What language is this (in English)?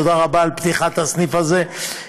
Hebrew